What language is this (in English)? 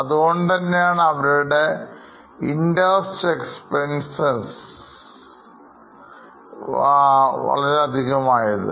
Malayalam